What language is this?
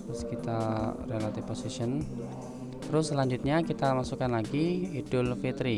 Indonesian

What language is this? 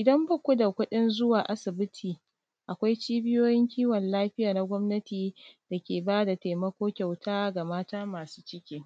Hausa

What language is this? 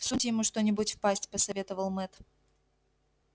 Russian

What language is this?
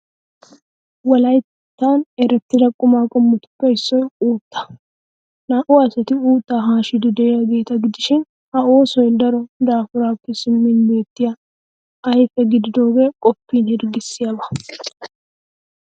Wolaytta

